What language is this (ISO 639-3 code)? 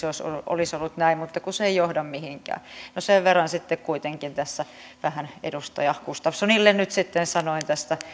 fin